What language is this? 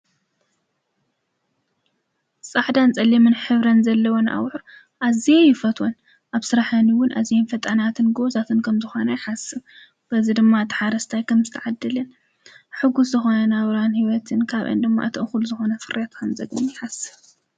Tigrinya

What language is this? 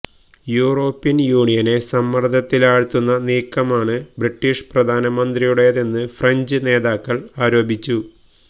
Malayalam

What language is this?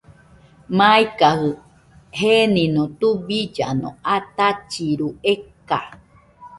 Nüpode Huitoto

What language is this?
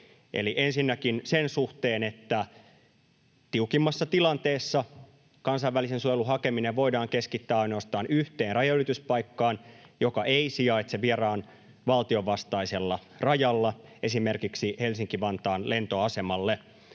Finnish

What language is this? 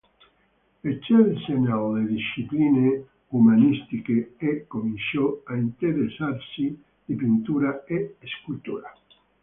Italian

